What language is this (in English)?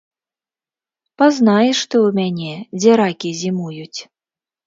Belarusian